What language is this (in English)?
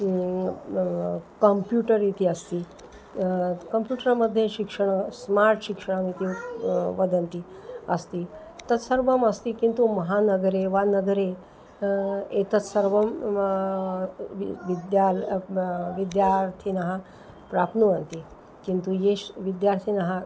Sanskrit